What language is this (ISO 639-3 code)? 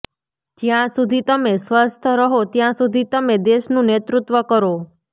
guj